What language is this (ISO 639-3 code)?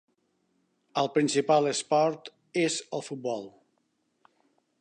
cat